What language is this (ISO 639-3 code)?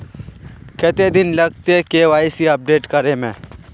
mag